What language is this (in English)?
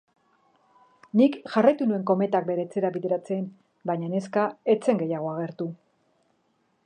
Basque